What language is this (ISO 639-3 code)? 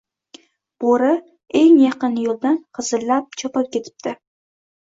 uzb